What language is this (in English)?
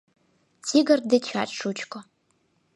Mari